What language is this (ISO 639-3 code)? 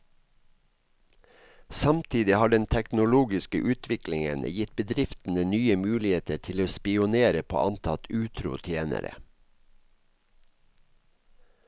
nor